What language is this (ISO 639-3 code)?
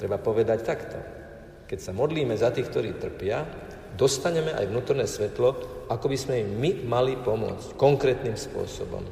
slk